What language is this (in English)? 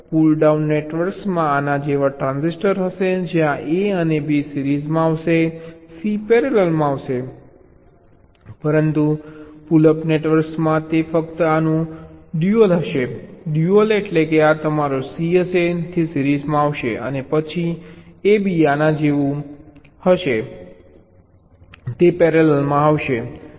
Gujarati